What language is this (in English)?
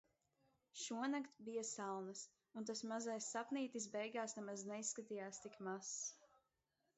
Latvian